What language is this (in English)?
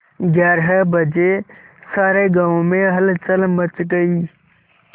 Hindi